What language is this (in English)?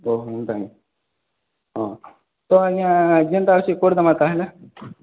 Odia